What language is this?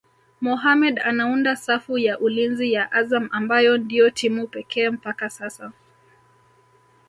Swahili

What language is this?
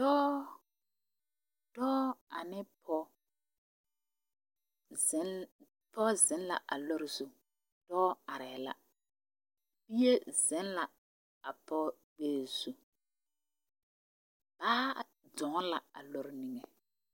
Southern Dagaare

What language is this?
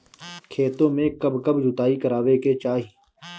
Bhojpuri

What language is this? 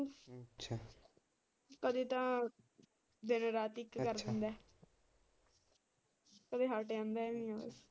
Punjabi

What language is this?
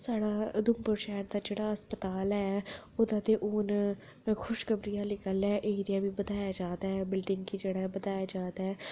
Dogri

